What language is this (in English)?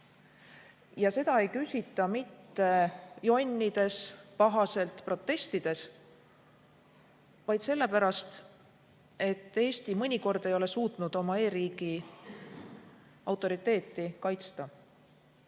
Estonian